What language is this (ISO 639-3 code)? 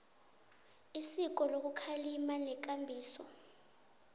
nbl